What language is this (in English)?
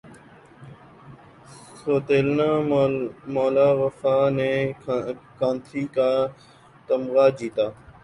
Urdu